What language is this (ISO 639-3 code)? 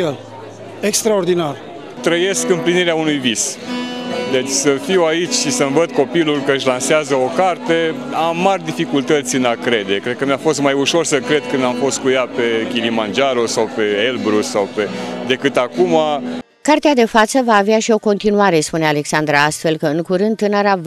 ron